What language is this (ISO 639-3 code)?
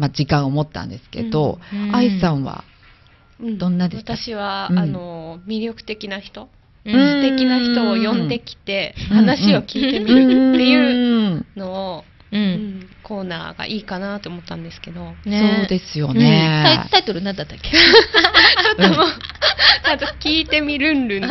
jpn